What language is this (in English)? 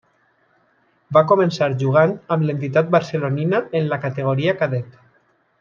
Catalan